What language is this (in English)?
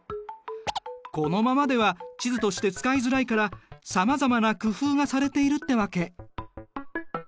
Japanese